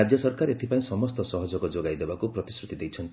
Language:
Odia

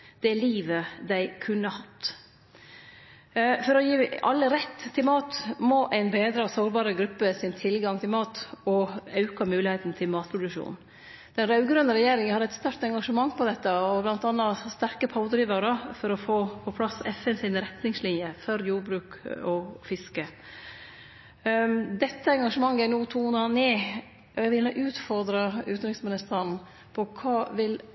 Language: Norwegian Nynorsk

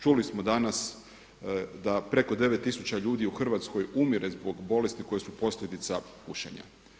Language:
Croatian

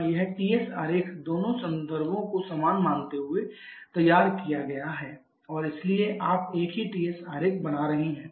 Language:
Hindi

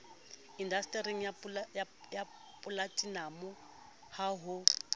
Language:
Southern Sotho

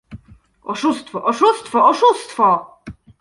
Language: Polish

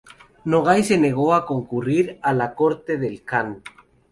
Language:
Spanish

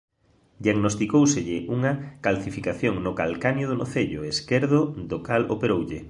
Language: Galician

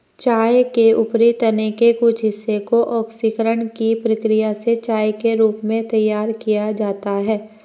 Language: Hindi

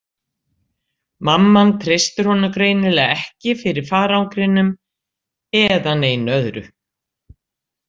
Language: Icelandic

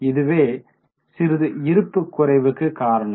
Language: Tamil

